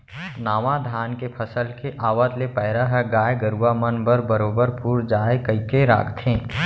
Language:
Chhattisgarhi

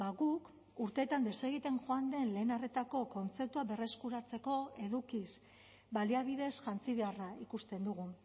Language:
Basque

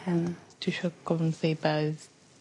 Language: Welsh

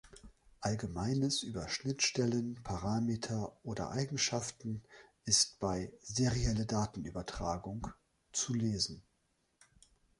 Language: German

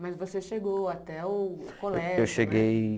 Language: Portuguese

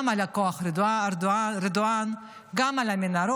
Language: Hebrew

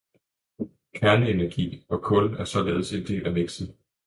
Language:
Danish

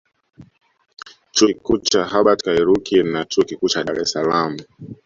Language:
Swahili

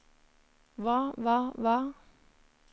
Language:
Norwegian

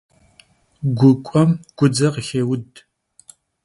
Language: Kabardian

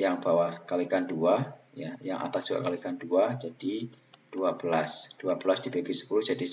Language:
Indonesian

